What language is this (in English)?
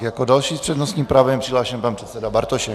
Czech